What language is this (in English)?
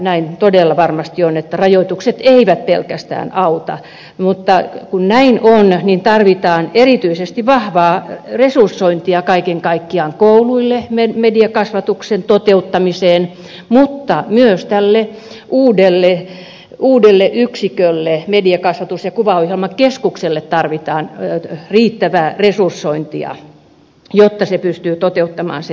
Finnish